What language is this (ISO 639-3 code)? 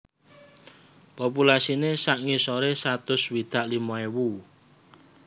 jav